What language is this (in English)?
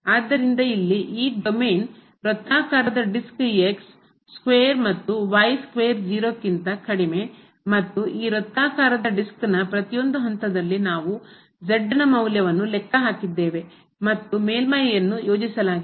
Kannada